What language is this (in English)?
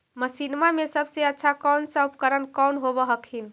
Magahi